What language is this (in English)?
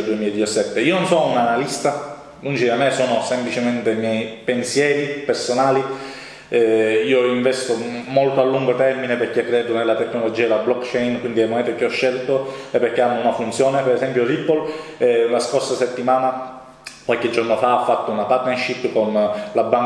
Italian